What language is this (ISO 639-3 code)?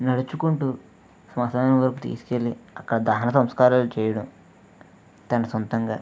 tel